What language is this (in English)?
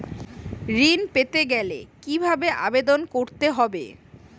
Bangla